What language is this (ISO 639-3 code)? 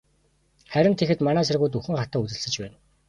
mon